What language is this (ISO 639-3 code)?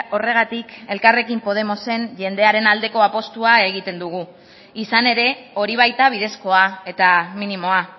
eus